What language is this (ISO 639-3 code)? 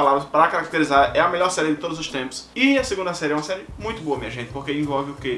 por